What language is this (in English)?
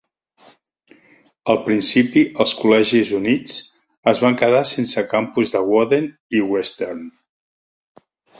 Catalan